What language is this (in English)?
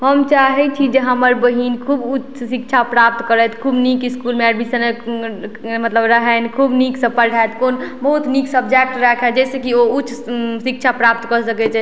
Maithili